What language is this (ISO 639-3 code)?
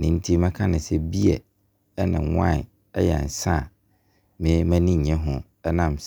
abr